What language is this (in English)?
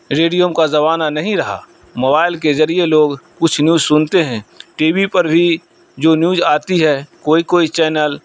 Urdu